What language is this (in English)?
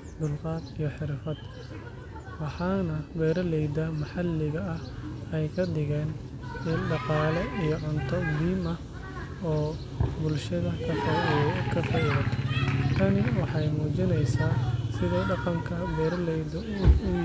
Somali